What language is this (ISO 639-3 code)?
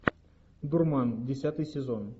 rus